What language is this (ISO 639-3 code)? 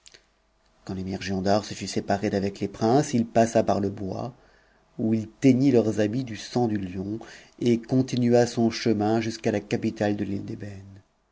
fra